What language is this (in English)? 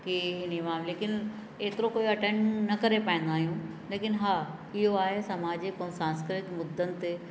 Sindhi